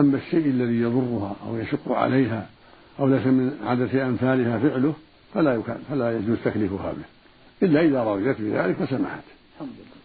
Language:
Arabic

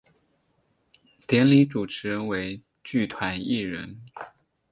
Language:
Chinese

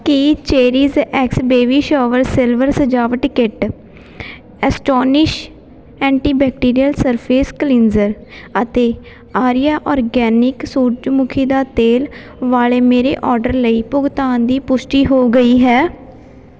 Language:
Punjabi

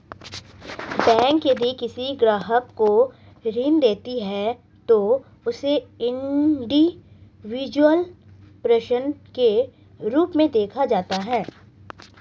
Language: Hindi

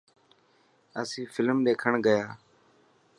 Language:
Dhatki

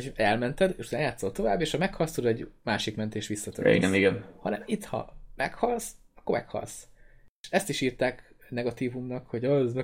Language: Hungarian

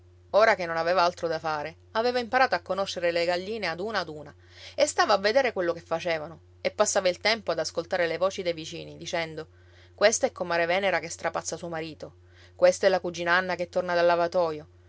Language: Italian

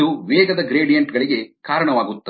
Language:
Kannada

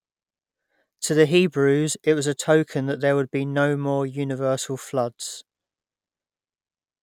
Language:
English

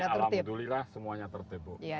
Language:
Indonesian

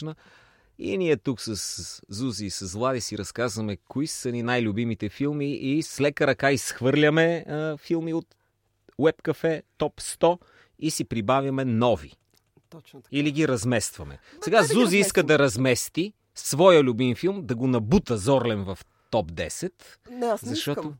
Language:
Bulgarian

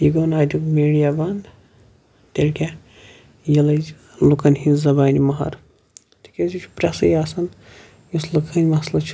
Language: Kashmiri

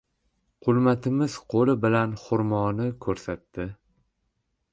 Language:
Uzbek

